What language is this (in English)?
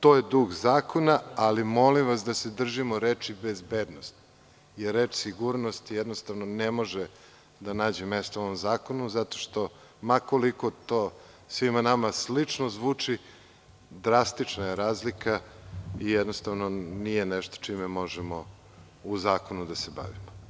Serbian